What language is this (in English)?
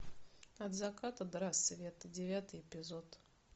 Russian